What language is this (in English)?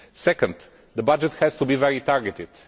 English